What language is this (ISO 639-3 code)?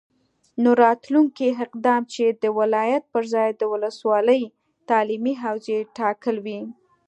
pus